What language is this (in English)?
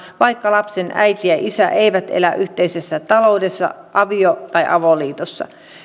Finnish